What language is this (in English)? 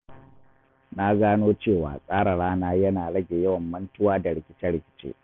Hausa